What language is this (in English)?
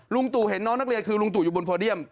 Thai